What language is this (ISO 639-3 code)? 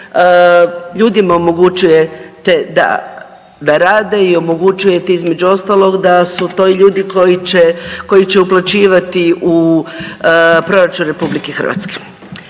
hrv